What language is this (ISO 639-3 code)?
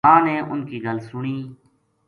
gju